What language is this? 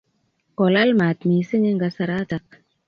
Kalenjin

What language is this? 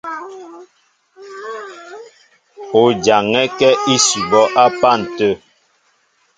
Mbo (Cameroon)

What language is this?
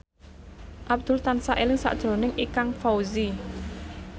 Javanese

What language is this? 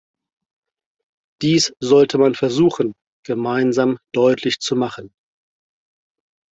German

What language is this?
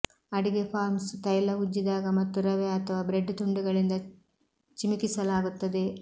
Kannada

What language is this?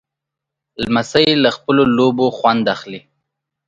Pashto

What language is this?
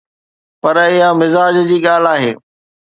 Sindhi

